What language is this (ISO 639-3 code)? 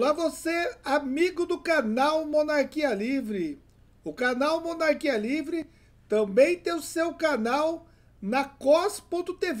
por